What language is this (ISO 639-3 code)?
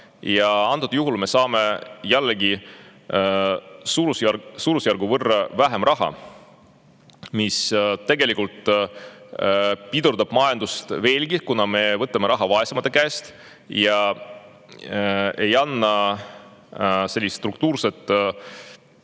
est